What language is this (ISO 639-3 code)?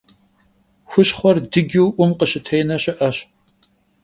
kbd